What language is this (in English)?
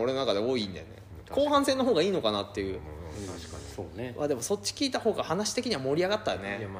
Japanese